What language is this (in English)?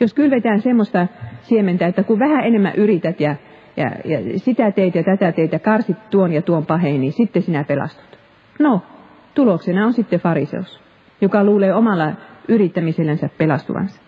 Finnish